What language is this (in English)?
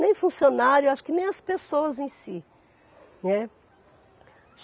Portuguese